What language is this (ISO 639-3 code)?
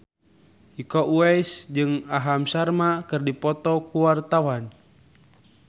sun